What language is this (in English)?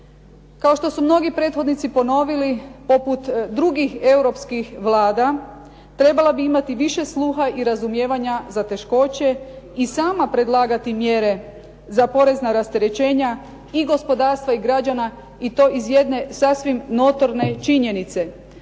Croatian